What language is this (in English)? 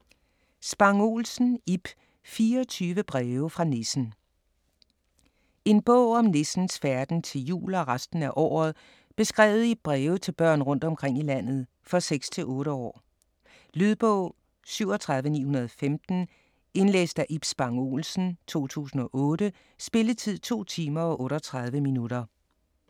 Danish